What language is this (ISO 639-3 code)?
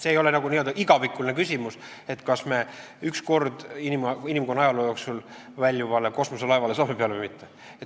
est